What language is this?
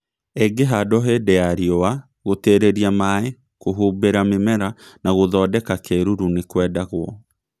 Kikuyu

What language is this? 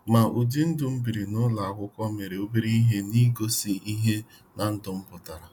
Igbo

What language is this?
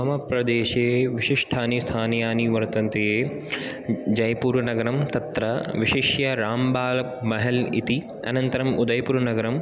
Sanskrit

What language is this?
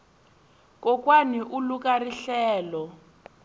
Tsonga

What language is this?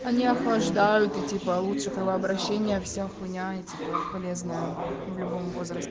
Russian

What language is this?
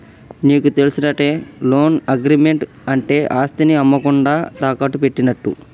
Telugu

